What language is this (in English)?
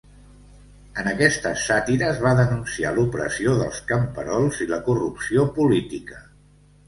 Catalan